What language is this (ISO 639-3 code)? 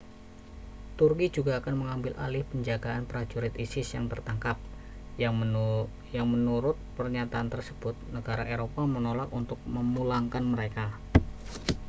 ind